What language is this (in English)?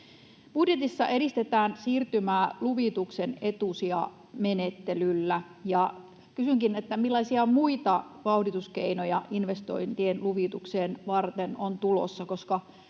Finnish